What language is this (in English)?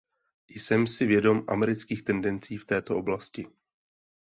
Czech